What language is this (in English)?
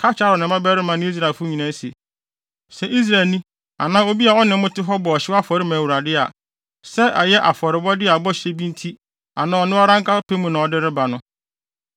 Akan